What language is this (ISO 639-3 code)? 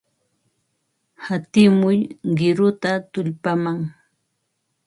qva